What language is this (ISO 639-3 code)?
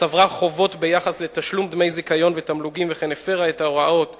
heb